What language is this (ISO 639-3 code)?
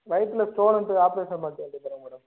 tam